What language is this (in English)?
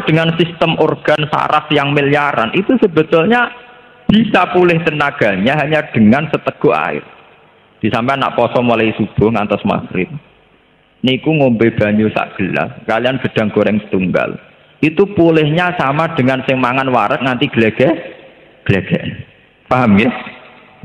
Indonesian